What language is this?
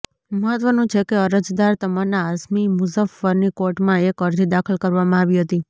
Gujarati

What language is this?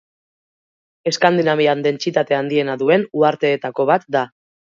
Basque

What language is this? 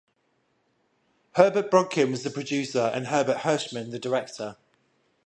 English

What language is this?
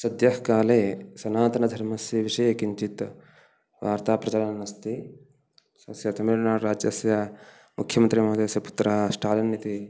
Sanskrit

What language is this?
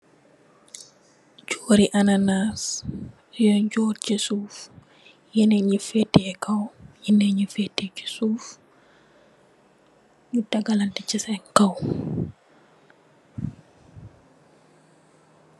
Wolof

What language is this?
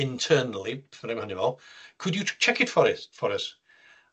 Welsh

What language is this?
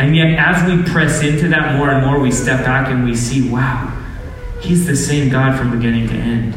English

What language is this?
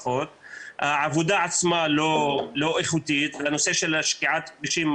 Hebrew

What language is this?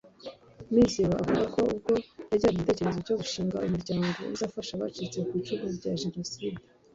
Kinyarwanda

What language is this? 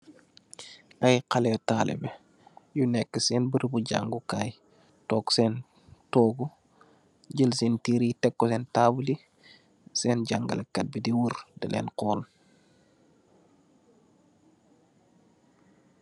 Wolof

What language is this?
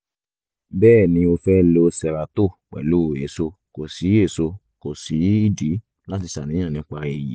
Yoruba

